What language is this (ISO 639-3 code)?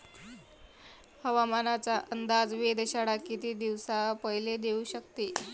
mar